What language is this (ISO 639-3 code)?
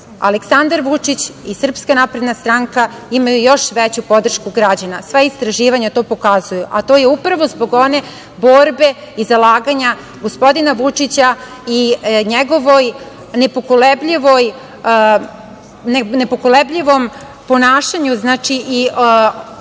srp